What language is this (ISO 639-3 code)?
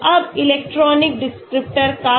hin